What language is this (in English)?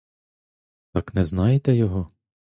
Ukrainian